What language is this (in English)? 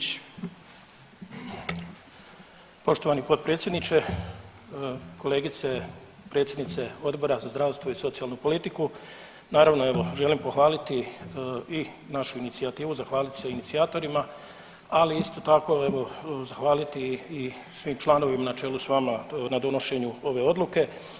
Croatian